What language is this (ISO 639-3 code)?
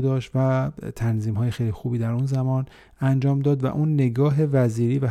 fas